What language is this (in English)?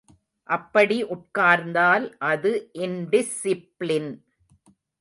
Tamil